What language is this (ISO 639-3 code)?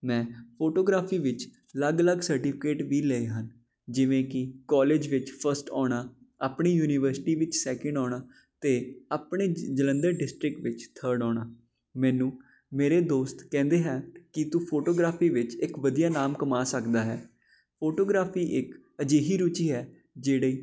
pan